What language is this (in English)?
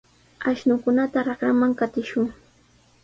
Sihuas Ancash Quechua